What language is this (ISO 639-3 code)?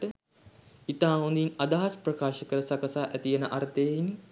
sin